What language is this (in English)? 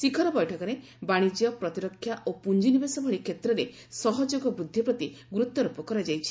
Odia